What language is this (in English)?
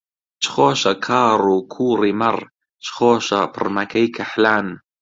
Central Kurdish